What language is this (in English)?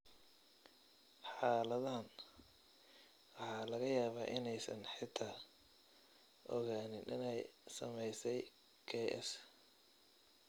Somali